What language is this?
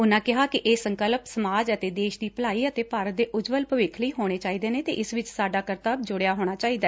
Punjabi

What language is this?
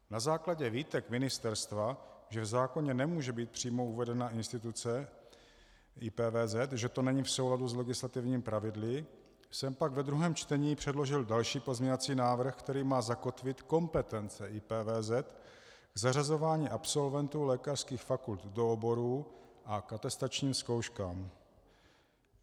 Czech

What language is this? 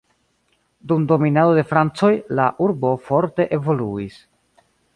Esperanto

